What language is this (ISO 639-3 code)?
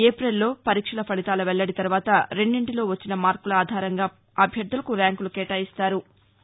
tel